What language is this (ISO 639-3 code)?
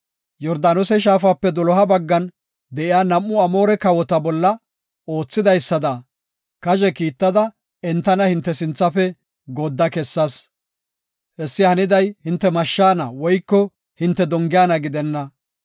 gof